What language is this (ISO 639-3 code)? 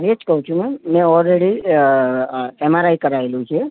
guj